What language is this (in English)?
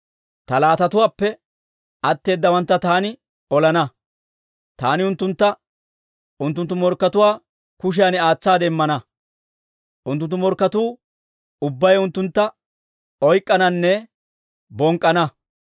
Dawro